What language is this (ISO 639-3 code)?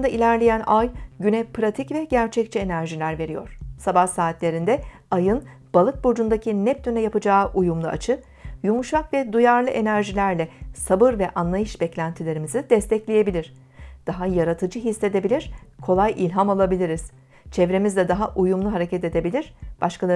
tur